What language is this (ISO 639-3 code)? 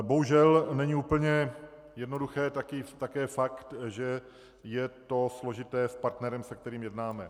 ces